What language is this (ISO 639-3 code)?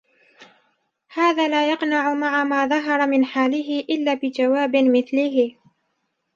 ara